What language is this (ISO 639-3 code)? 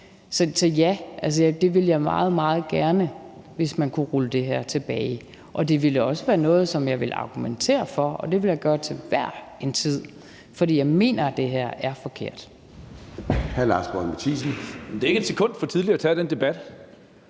dan